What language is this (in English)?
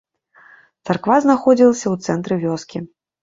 Belarusian